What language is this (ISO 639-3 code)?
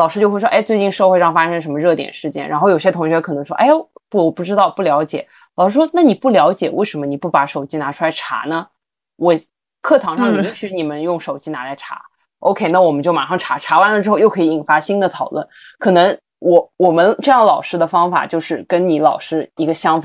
zho